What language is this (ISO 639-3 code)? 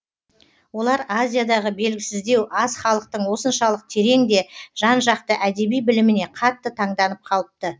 kaz